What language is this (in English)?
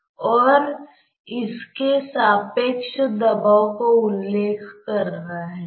Hindi